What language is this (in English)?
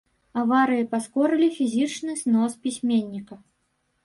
Belarusian